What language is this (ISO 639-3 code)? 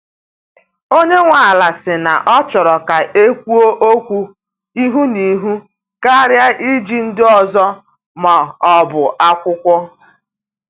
ibo